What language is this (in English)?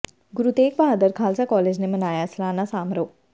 Punjabi